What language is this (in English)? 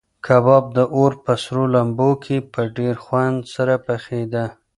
Pashto